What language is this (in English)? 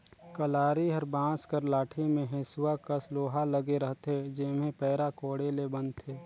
Chhattisgarhi